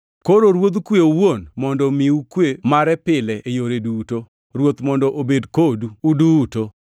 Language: Luo (Kenya and Tanzania)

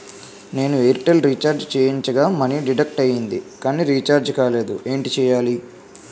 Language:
Telugu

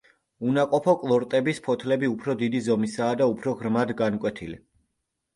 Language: Georgian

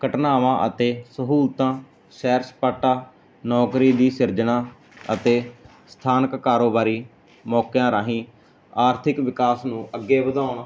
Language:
Punjabi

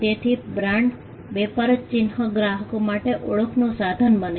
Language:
Gujarati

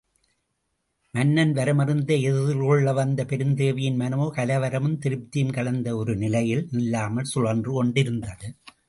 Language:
Tamil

